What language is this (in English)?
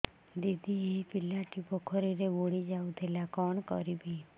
Odia